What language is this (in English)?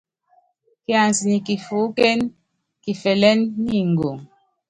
Yangben